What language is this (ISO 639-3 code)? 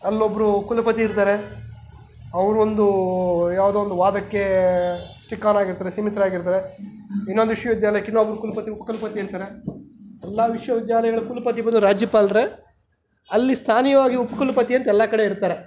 kan